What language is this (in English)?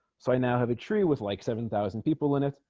English